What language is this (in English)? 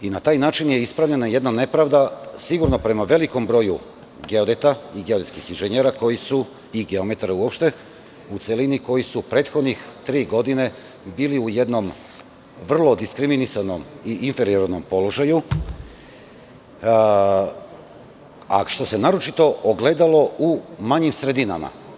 Serbian